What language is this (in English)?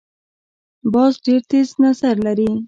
Pashto